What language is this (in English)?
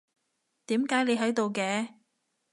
Cantonese